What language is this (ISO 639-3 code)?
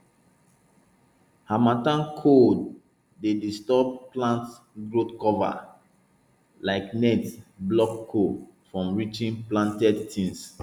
pcm